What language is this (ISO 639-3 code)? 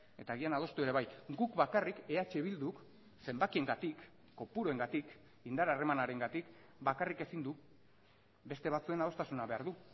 eus